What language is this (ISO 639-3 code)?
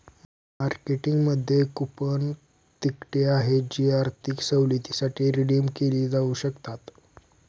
mar